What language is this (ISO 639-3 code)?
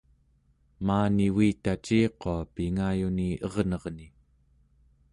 esu